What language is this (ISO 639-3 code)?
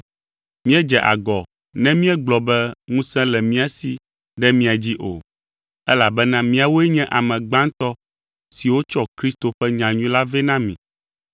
ewe